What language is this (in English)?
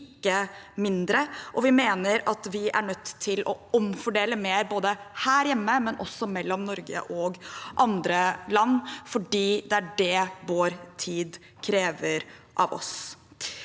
Norwegian